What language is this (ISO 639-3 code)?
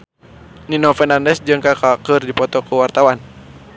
sun